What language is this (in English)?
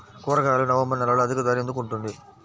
Telugu